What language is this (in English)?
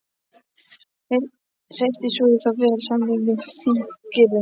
Icelandic